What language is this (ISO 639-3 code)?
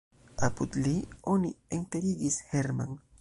epo